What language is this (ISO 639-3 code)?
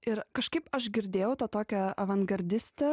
lit